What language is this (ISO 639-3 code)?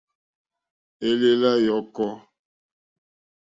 bri